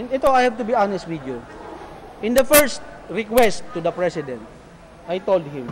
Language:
Filipino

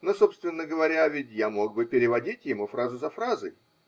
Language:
Russian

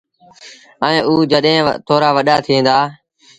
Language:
Sindhi Bhil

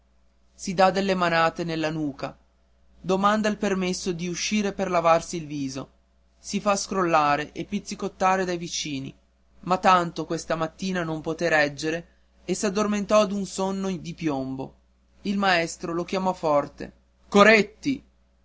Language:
Italian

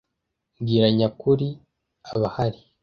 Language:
Kinyarwanda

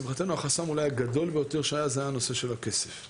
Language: Hebrew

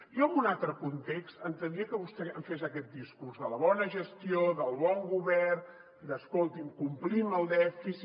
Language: Catalan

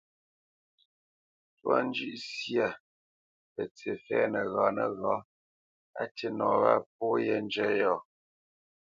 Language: Bamenyam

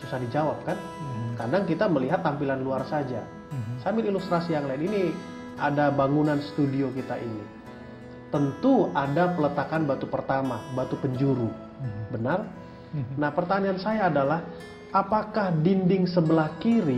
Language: Indonesian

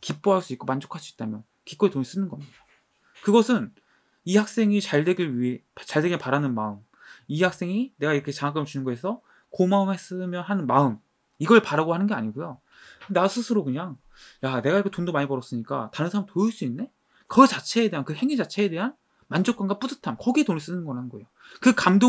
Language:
Korean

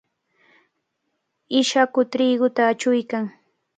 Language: Cajatambo North Lima Quechua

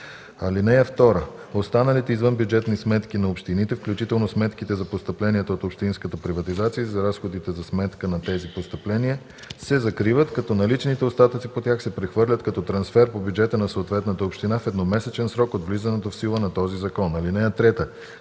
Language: Bulgarian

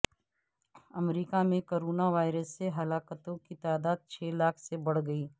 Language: Urdu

